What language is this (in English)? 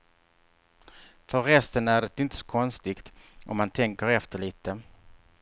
Swedish